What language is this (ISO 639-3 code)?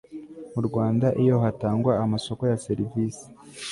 kin